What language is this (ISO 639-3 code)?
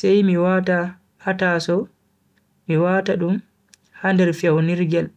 fui